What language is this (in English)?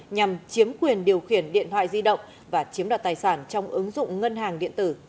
Vietnamese